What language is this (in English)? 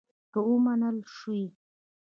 Pashto